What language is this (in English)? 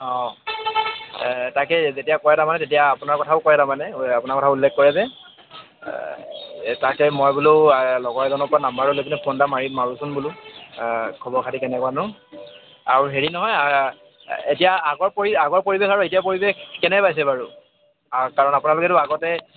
Assamese